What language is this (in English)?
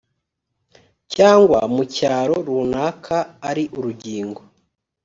Kinyarwanda